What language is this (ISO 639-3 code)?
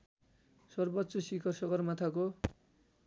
nep